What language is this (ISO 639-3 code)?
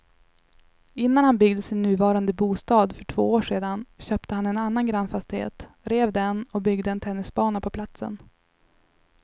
swe